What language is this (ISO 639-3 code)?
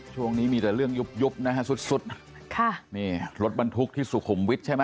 tha